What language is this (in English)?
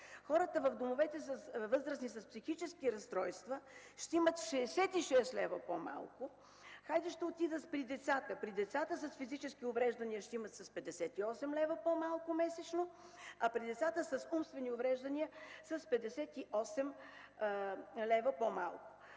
Bulgarian